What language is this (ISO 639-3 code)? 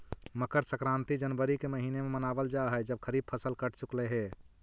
mag